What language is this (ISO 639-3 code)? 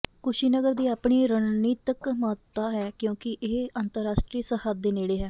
pan